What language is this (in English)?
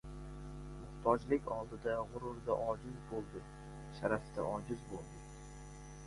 Uzbek